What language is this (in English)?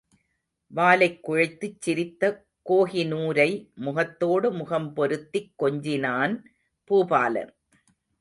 Tamil